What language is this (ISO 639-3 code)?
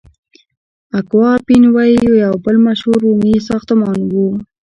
pus